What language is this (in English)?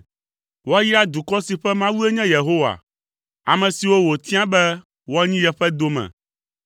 Ewe